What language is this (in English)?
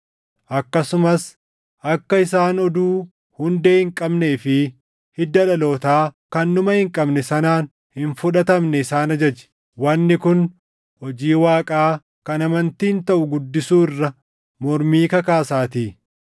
Oromo